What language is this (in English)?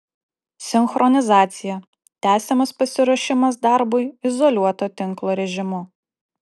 Lithuanian